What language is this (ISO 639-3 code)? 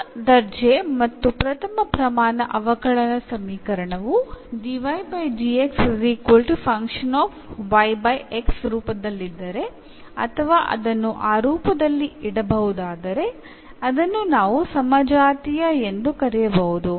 kan